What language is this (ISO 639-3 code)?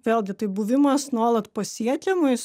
lit